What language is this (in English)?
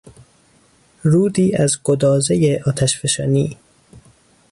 Persian